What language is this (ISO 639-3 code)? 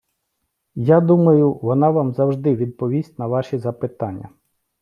ukr